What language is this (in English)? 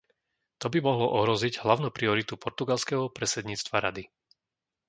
Slovak